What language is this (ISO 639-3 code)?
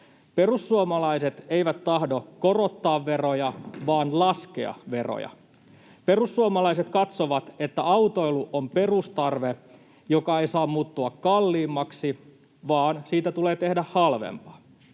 fin